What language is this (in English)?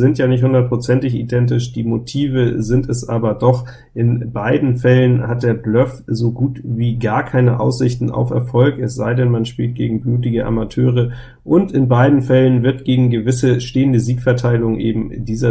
German